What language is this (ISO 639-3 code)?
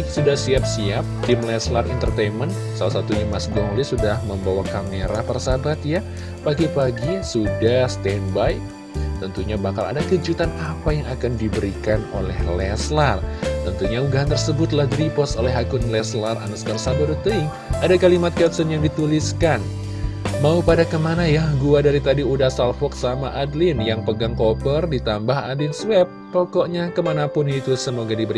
ind